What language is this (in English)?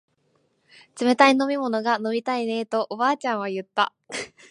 Japanese